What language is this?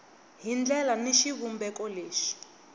Tsonga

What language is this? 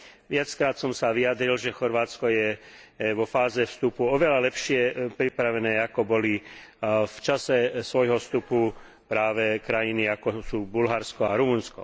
Slovak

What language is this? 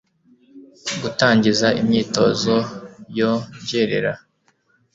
Kinyarwanda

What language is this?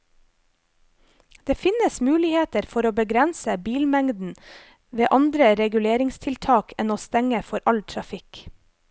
Norwegian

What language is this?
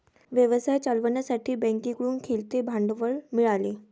Marathi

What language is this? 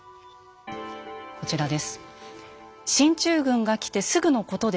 Japanese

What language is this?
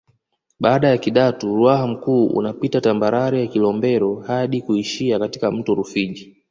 Swahili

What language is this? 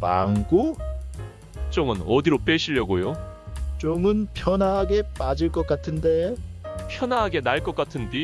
Korean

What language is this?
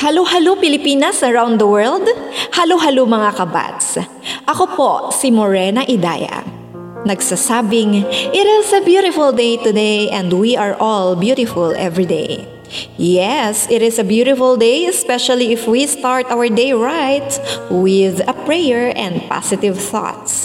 Filipino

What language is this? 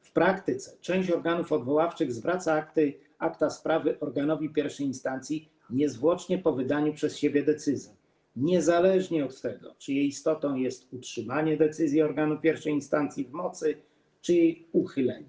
Polish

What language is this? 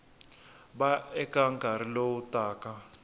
Tsonga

